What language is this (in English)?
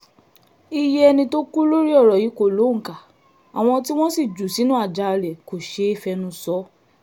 Yoruba